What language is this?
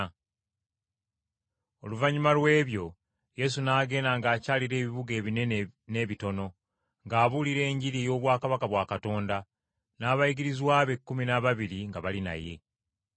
Ganda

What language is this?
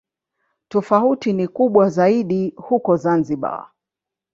Swahili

